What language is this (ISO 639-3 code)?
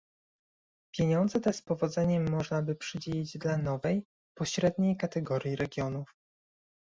pol